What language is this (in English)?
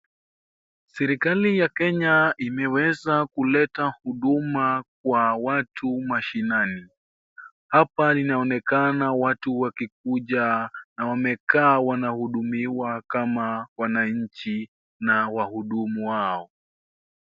Swahili